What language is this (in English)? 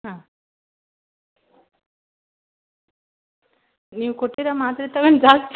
Kannada